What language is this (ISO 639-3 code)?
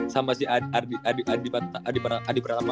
ind